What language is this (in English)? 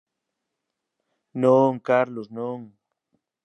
Galician